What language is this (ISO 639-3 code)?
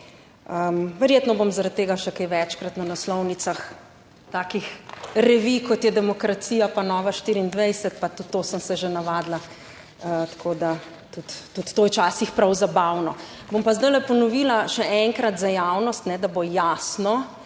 slv